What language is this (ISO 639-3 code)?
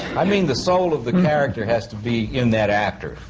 eng